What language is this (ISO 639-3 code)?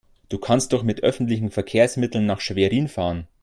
deu